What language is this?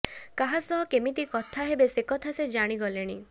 Odia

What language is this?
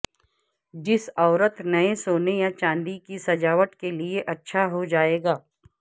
Urdu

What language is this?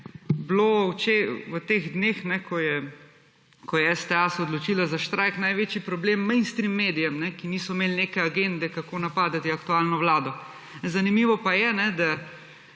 Slovenian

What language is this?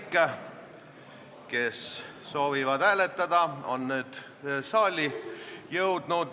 Estonian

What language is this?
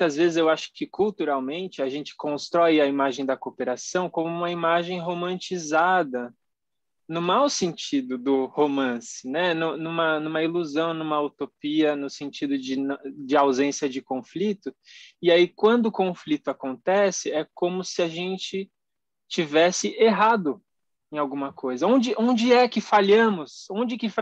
Portuguese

